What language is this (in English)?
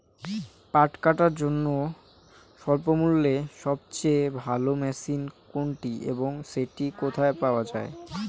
Bangla